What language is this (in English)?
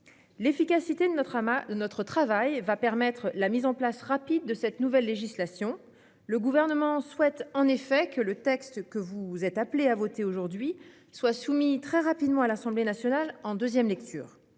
French